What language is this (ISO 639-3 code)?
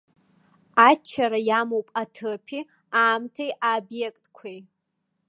abk